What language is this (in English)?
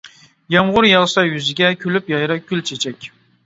Uyghur